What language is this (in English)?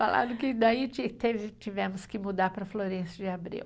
Portuguese